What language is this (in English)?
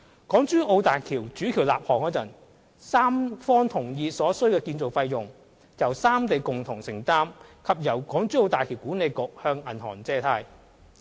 Cantonese